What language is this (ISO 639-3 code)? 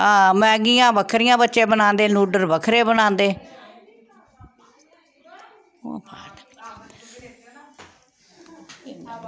doi